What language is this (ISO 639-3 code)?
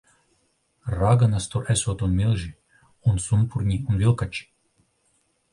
lav